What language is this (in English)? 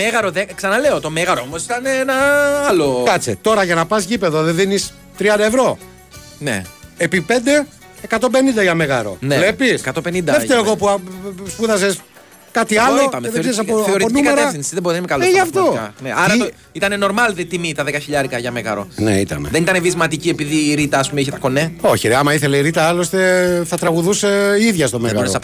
Greek